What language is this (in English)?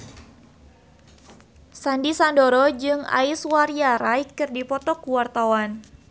Sundanese